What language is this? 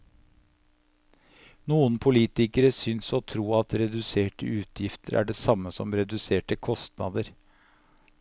Norwegian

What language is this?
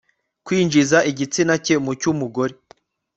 Kinyarwanda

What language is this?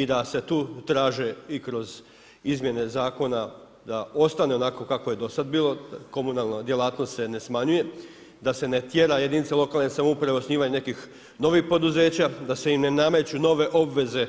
Croatian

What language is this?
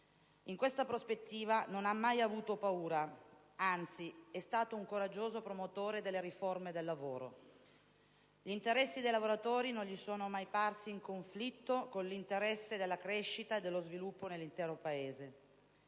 Italian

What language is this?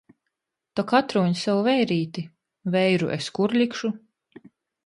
Latgalian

